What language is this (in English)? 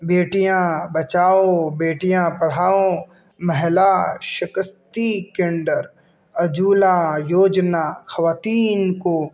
Urdu